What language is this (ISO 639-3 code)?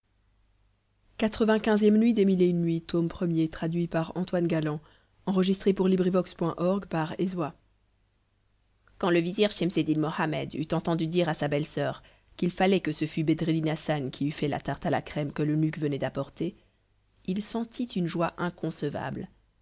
fra